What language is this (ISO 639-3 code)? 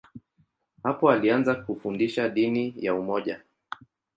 swa